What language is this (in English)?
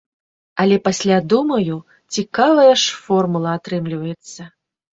Belarusian